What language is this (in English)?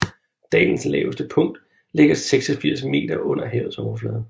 Danish